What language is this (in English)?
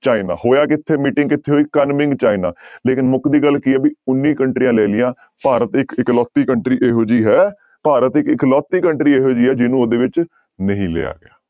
Punjabi